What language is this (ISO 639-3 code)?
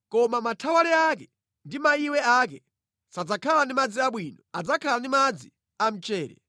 nya